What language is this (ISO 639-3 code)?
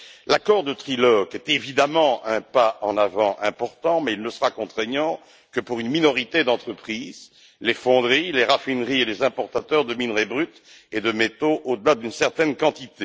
fra